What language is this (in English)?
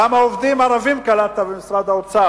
Hebrew